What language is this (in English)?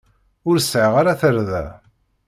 Kabyle